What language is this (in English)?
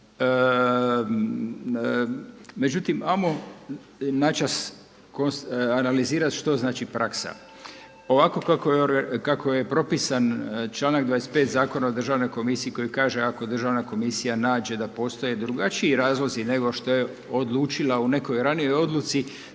Croatian